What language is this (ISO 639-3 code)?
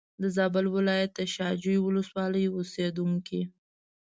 pus